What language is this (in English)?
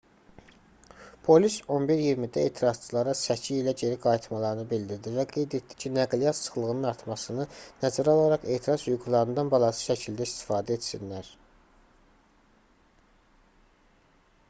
Azerbaijani